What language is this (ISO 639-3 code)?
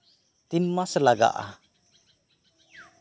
sat